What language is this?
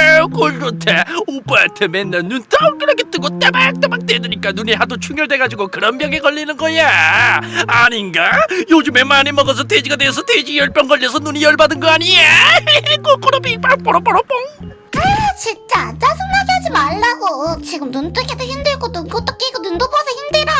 Korean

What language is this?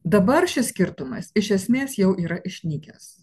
Lithuanian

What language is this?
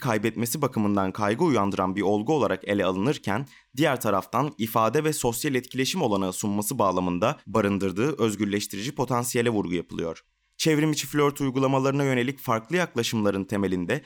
Turkish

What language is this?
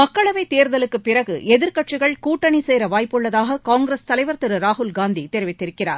Tamil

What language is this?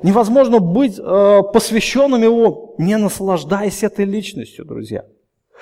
Russian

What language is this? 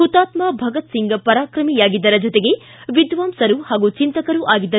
Kannada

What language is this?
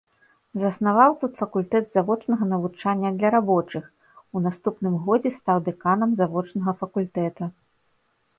Belarusian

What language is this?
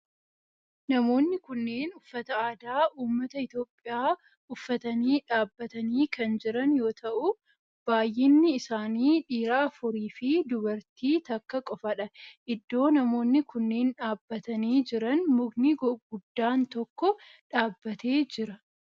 Oromo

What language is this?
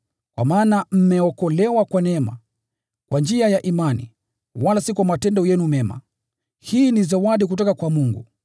Swahili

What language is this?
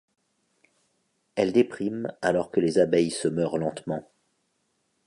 French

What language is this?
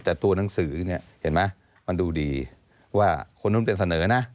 Thai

